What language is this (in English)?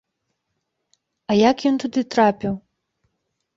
Belarusian